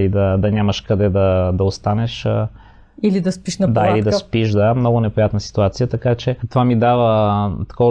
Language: Bulgarian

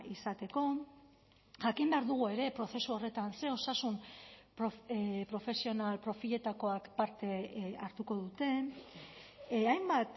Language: Basque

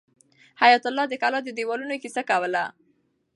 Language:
Pashto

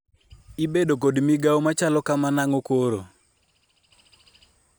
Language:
Luo (Kenya and Tanzania)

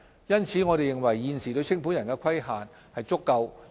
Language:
Cantonese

